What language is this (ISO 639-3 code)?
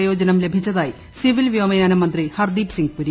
mal